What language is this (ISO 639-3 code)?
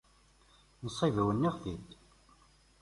kab